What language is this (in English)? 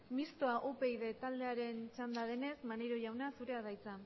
Basque